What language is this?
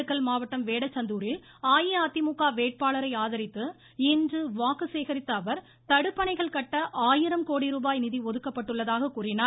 Tamil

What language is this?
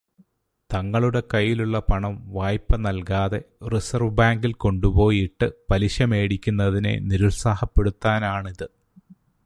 Malayalam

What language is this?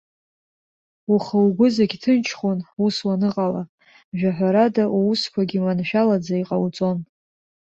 Abkhazian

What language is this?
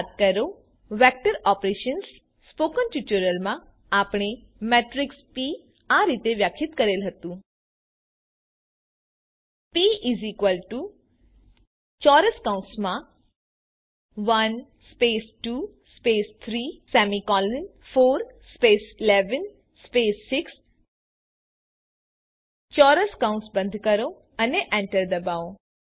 Gujarati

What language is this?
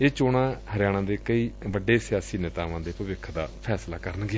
Punjabi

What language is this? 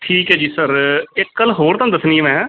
Punjabi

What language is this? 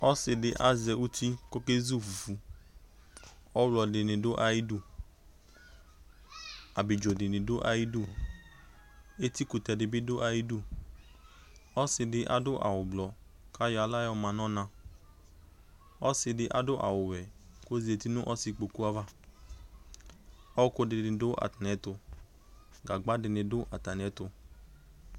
Ikposo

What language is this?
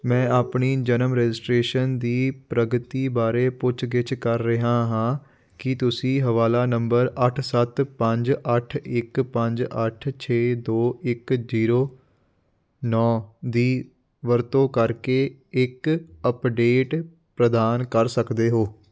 Punjabi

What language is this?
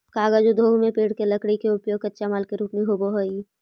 Magahi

